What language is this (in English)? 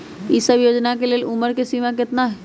Magahi